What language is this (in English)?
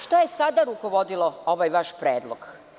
Serbian